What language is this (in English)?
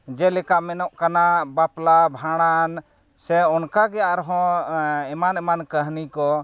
Santali